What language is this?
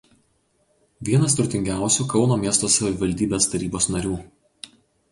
Lithuanian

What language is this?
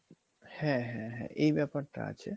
Bangla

